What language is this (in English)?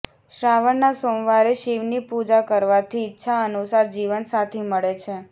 Gujarati